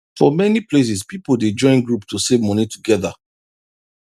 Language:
Nigerian Pidgin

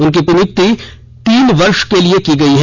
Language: Hindi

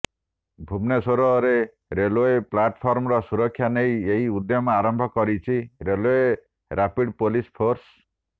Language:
Odia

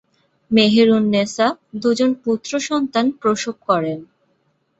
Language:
Bangla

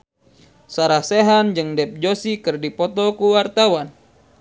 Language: Sundanese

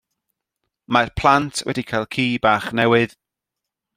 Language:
Welsh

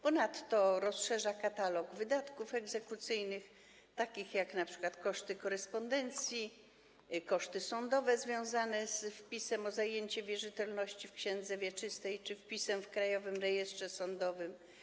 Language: Polish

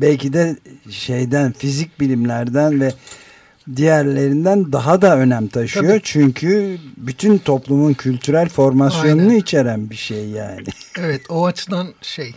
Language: Turkish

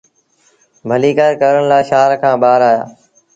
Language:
Sindhi Bhil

